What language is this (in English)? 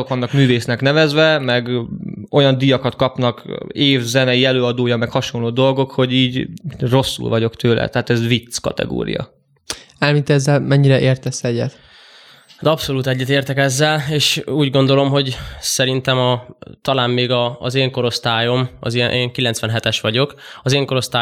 Hungarian